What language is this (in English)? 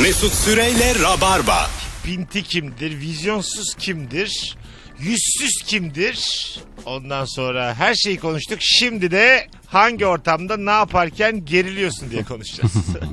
Turkish